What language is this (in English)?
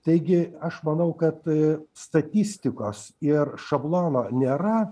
Lithuanian